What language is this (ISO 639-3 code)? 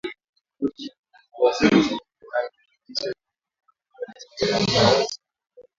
swa